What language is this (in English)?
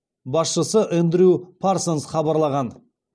Kazakh